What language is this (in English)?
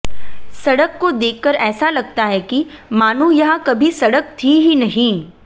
Hindi